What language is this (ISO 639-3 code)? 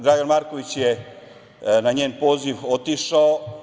srp